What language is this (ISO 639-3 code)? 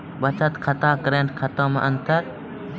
mai